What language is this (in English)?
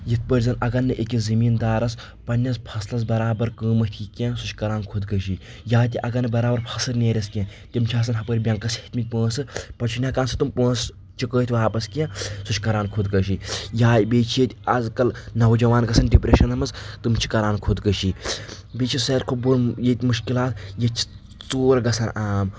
Kashmiri